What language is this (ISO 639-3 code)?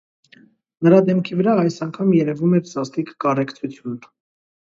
hye